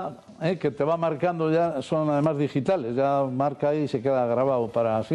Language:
Spanish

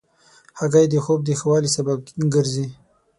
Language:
Pashto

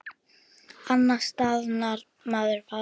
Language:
Icelandic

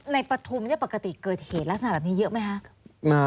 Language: Thai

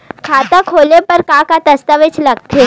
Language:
Chhattisgarhi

